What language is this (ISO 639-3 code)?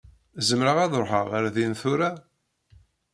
kab